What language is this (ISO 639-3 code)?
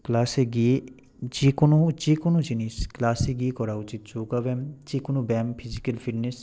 ben